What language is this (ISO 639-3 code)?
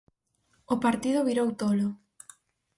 glg